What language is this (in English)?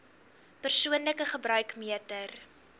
Afrikaans